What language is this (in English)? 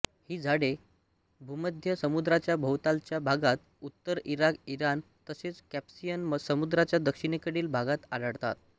Marathi